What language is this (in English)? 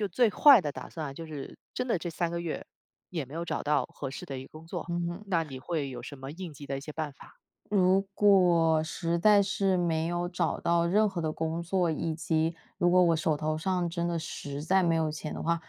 Chinese